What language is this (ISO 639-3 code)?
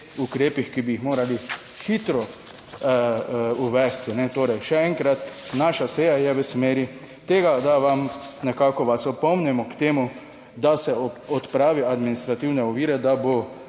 slv